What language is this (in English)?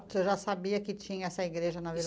Portuguese